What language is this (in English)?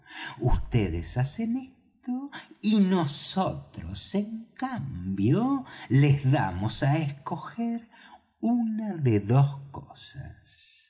Spanish